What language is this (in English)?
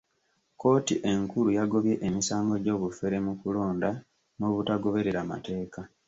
Ganda